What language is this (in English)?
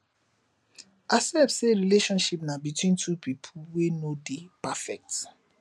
Nigerian Pidgin